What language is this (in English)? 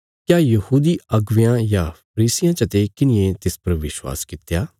Bilaspuri